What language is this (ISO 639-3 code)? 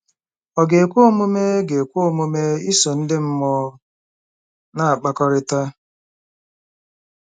ibo